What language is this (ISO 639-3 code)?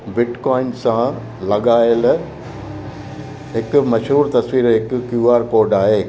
snd